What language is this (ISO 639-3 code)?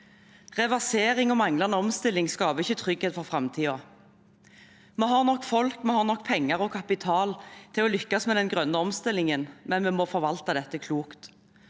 nor